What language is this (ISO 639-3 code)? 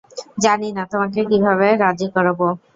ben